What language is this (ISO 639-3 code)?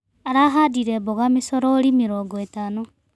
kik